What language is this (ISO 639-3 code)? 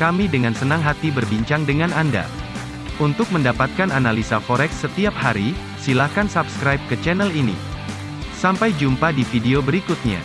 ind